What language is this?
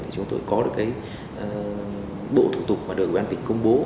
Vietnamese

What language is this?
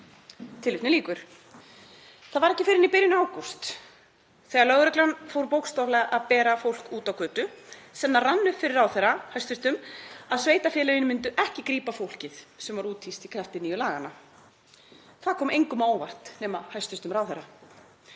Icelandic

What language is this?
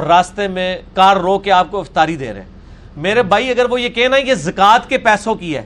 Urdu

